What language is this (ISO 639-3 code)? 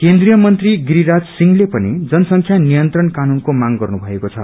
nep